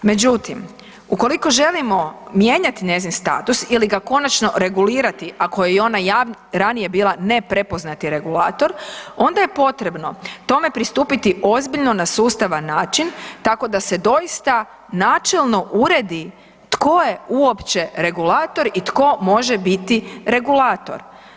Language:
Croatian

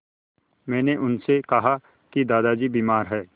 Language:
Hindi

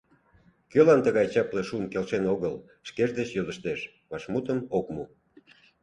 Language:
Mari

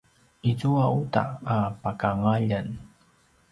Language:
Paiwan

